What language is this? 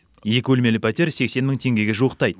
Kazakh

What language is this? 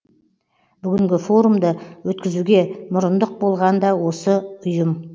Kazakh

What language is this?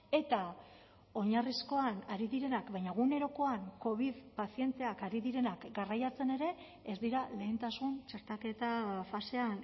Basque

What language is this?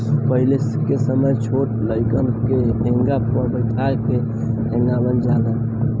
Bhojpuri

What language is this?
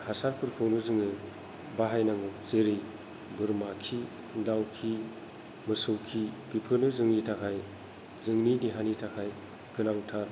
Bodo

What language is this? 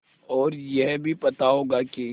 Hindi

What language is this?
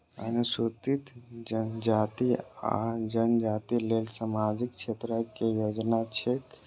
Maithili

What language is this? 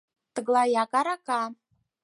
Mari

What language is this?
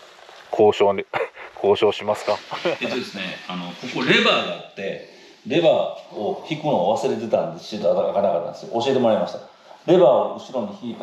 Japanese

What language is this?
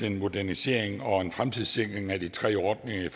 Danish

